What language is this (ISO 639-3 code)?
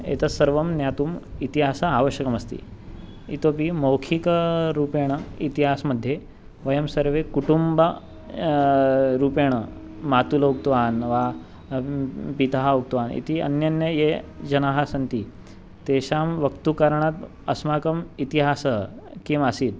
san